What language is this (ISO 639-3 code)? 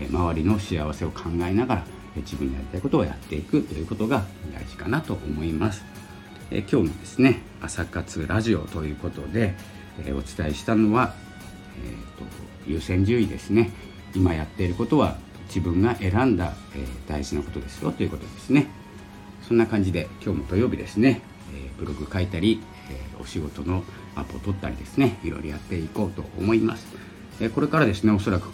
jpn